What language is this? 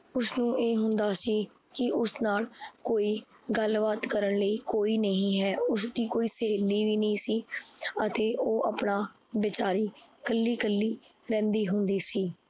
Punjabi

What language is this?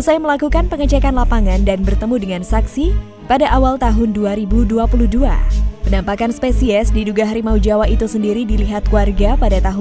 Indonesian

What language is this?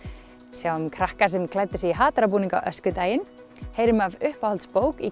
Icelandic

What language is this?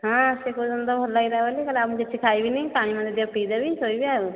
Odia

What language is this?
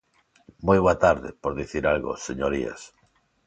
Galician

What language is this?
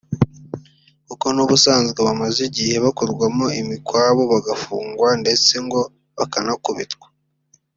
Kinyarwanda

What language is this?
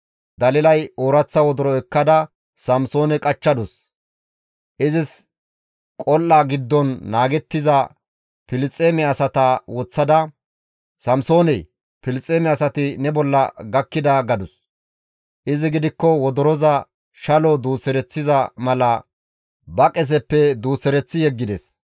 Gamo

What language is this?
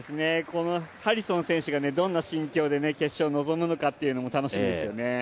Japanese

